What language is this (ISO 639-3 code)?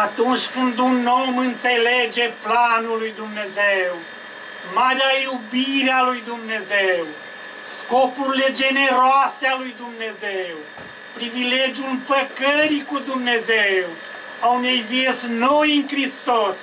ron